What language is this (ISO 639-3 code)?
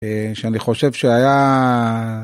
heb